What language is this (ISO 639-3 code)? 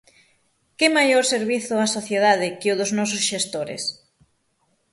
glg